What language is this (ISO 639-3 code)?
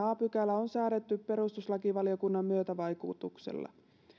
fin